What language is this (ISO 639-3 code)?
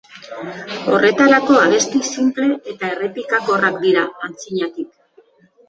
eus